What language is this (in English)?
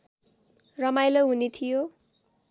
Nepali